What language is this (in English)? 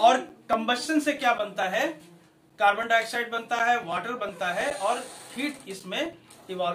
Hindi